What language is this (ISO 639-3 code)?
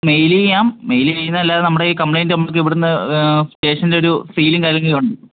mal